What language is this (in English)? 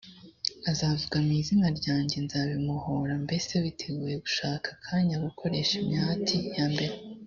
Kinyarwanda